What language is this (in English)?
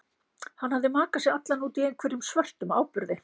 Icelandic